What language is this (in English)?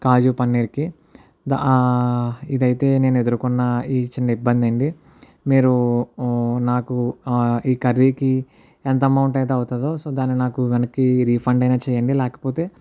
Telugu